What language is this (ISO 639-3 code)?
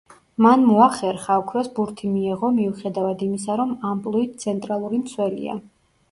kat